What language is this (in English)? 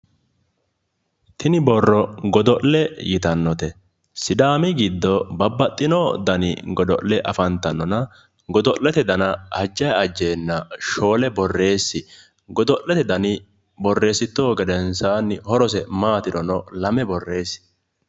Sidamo